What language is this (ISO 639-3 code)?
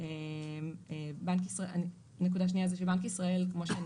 heb